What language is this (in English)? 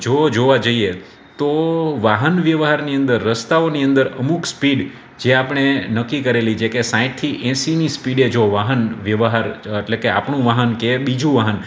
Gujarati